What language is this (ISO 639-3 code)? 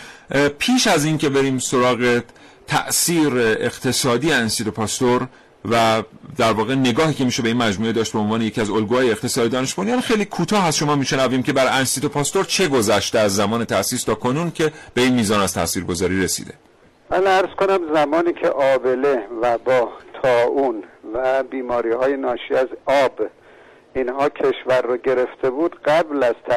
fas